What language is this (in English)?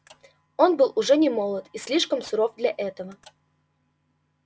Russian